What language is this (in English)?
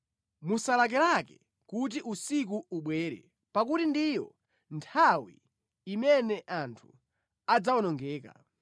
Nyanja